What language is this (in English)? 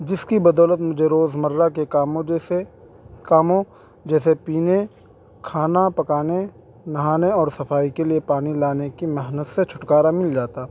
Urdu